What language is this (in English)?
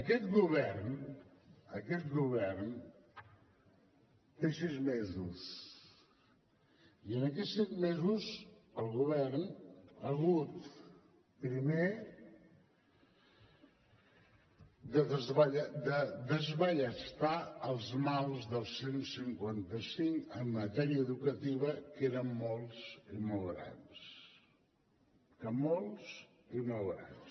Catalan